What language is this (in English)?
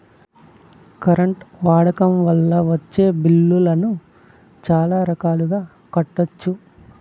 Telugu